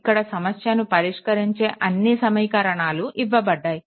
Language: Telugu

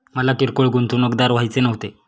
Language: Marathi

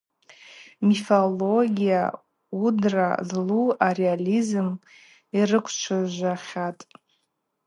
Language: Abaza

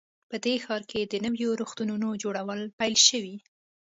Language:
Pashto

